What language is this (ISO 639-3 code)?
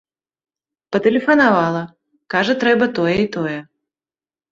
bel